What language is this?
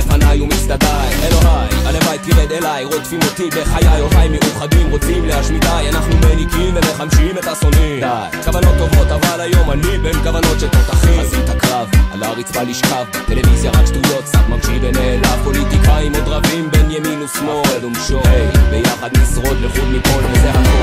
Arabic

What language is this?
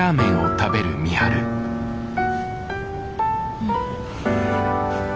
Japanese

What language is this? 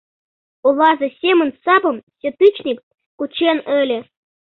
Mari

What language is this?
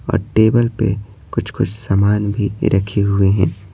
Hindi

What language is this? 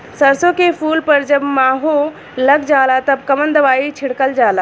Bhojpuri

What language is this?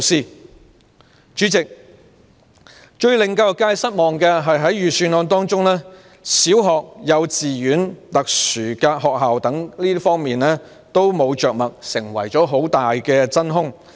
Cantonese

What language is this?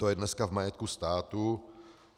Czech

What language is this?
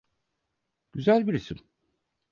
Turkish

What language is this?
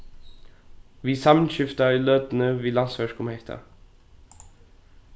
Faroese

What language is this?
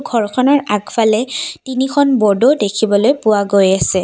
Assamese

